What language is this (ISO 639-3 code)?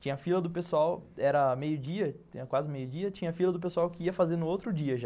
por